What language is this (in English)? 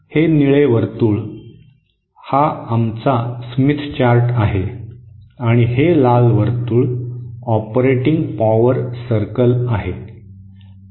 Marathi